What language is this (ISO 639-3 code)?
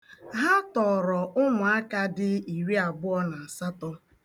ibo